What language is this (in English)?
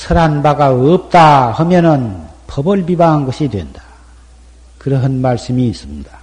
Korean